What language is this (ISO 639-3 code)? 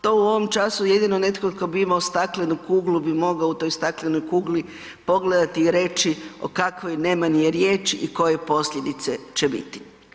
hrv